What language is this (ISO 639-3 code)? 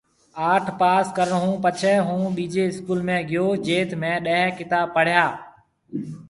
mve